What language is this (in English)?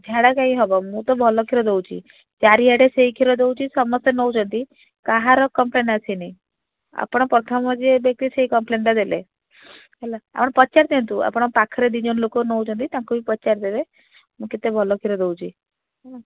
Odia